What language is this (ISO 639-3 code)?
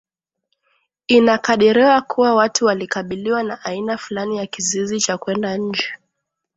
swa